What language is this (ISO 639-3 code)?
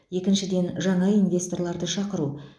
kaz